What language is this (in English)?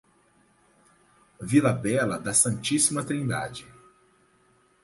Portuguese